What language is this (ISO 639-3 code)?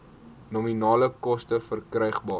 afr